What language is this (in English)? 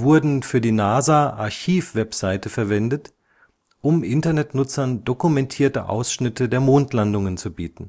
German